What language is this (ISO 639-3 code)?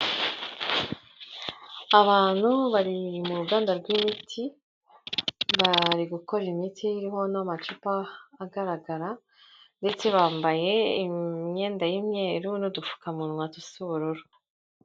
kin